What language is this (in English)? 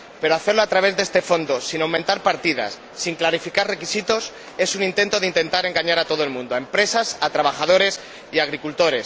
Spanish